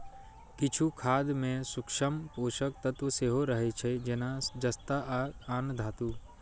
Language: Maithili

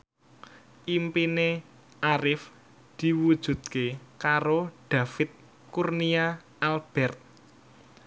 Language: Javanese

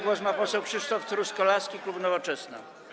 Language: Polish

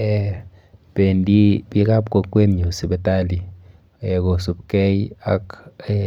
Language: Kalenjin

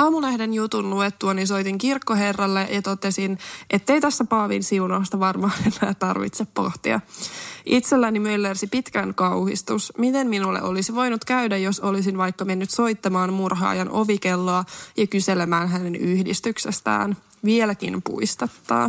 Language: Finnish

